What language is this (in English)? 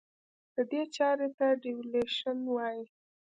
Pashto